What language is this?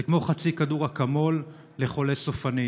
Hebrew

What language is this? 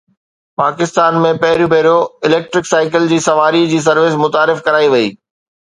Sindhi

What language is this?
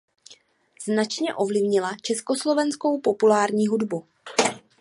Czech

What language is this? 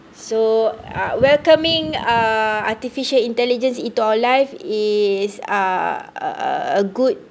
English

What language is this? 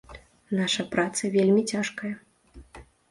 Belarusian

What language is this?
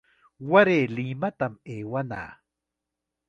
Chiquián Ancash Quechua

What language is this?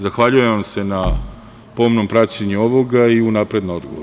Serbian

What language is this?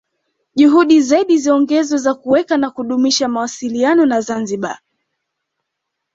Swahili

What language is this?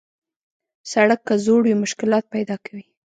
Pashto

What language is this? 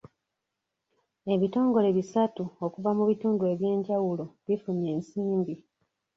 Ganda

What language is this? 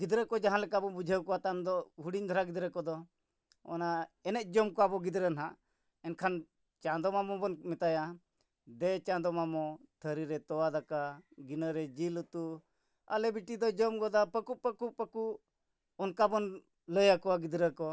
Santali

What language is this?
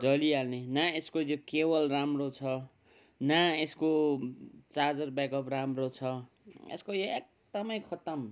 Nepali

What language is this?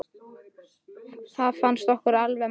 Icelandic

